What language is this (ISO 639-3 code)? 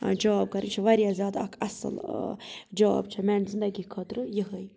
kas